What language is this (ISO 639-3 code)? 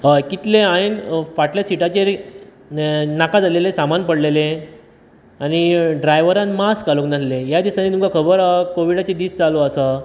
kok